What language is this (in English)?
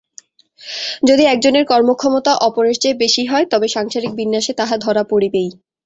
Bangla